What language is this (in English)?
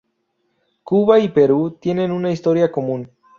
Spanish